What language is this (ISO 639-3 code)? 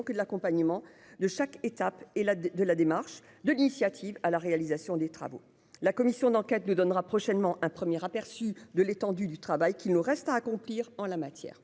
fra